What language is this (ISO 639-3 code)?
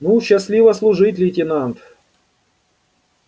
rus